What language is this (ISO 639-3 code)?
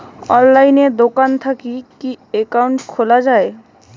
ben